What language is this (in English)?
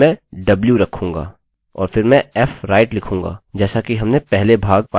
Hindi